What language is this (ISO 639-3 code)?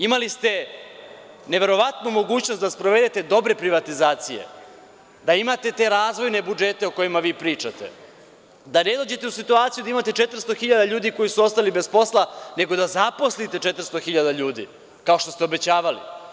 srp